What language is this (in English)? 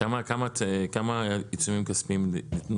Hebrew